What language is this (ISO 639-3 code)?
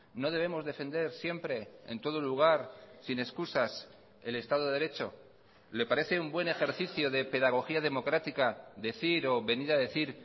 spa